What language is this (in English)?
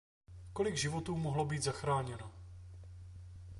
Czech